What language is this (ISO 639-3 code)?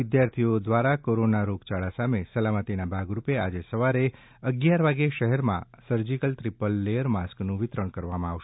guj